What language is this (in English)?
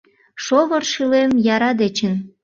Mari